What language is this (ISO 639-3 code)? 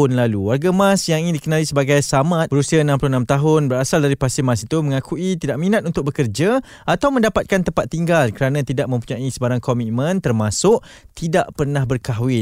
msa